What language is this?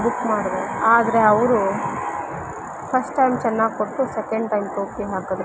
Kannada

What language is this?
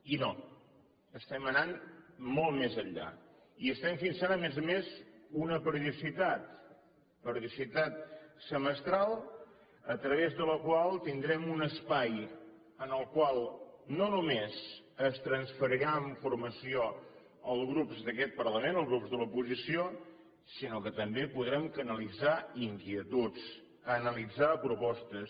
Catalan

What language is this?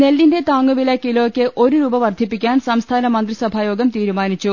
Malayalam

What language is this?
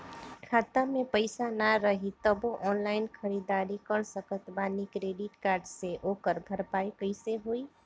Bhojpuri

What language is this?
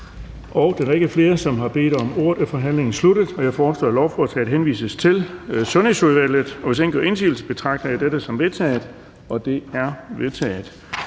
Danish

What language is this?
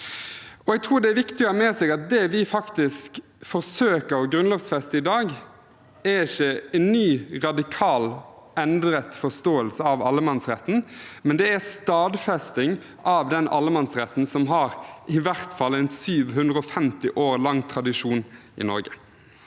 Norwegian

